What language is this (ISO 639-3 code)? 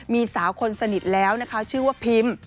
tha